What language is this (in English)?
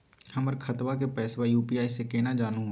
Magahi